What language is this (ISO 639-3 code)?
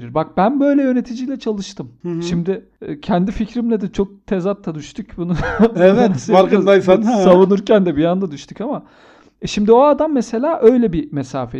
tur